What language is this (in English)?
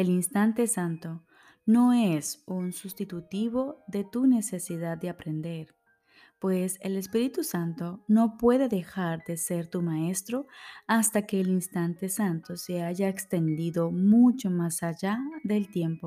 Spanish